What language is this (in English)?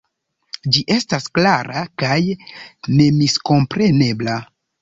Esperanto